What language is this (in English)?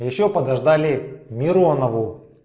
Russian